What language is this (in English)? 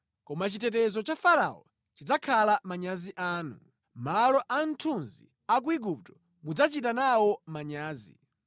Nyanja